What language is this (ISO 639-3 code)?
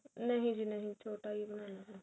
pan